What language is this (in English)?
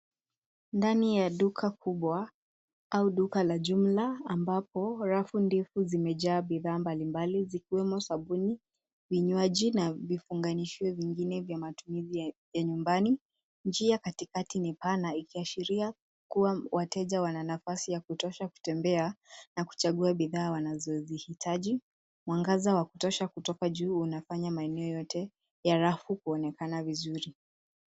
Swahili